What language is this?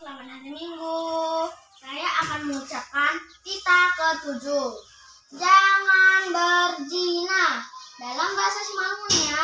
Indonesian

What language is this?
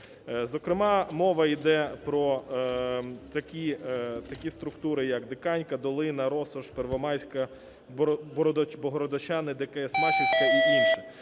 Ukrainian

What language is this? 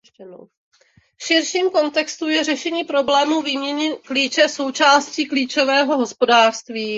Czech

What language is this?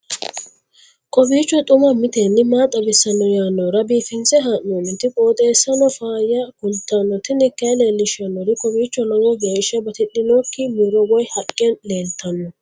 Sidamo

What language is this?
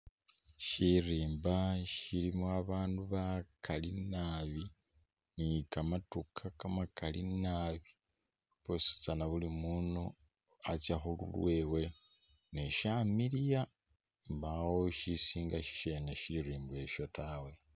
Masaaba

